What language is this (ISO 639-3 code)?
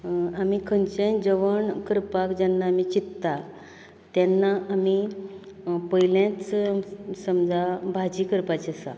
kok